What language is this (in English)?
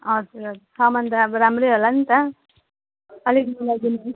Nepali